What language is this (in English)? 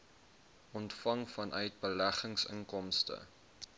Afrikaans